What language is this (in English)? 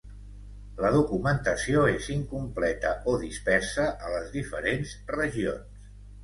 Catalan